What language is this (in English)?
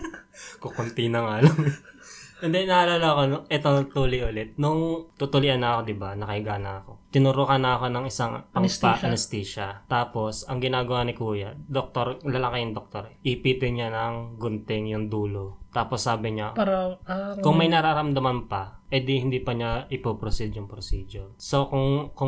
Filipino